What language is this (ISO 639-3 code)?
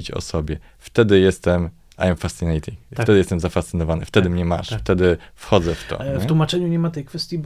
pol